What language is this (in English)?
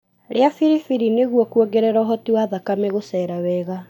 Kikuyu